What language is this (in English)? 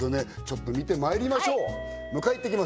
Japanese